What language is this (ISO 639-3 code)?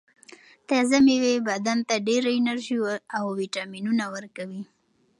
pus